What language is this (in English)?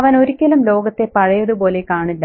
Malayalam